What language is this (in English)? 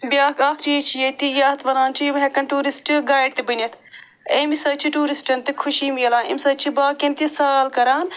Kashmiri